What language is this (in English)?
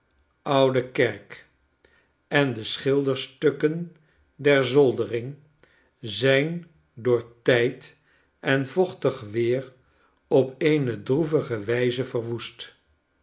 Dutch